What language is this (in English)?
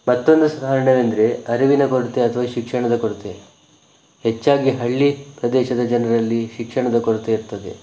Kannada